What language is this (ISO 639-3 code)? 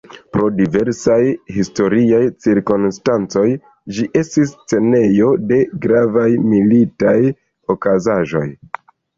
epo